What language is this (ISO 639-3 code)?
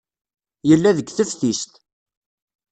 kab